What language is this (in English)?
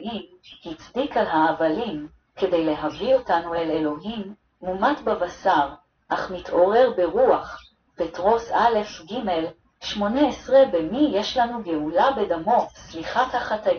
Hebrew